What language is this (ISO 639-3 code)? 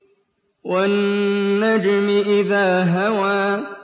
ara